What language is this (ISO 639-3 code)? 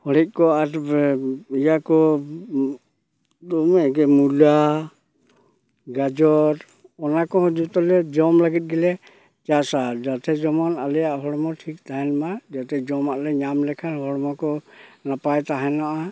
sat